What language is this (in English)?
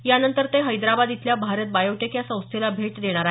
Marathi